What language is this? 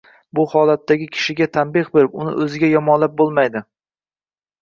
Uzbek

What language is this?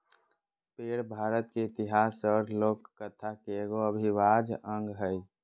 Magahi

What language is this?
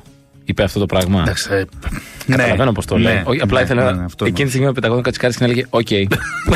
Greek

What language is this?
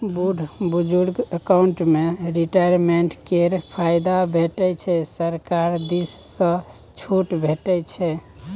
Maithili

